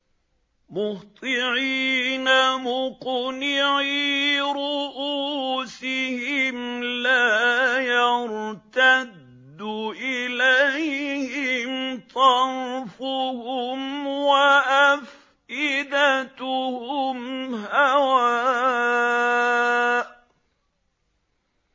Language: Arabic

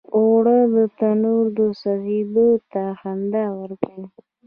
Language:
Pashto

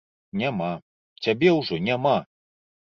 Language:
Belarusian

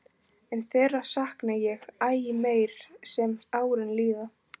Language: Icelandic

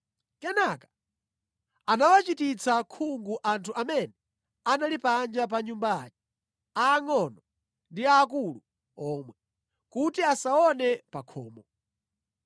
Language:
Nyanja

